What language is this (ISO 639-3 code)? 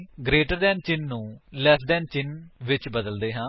pan